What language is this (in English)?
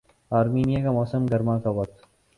Urdu